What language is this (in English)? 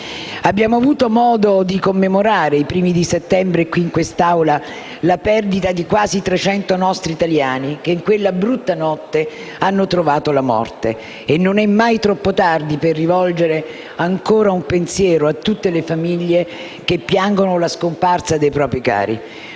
Italian